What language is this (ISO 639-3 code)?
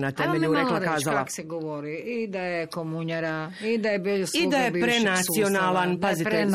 hrv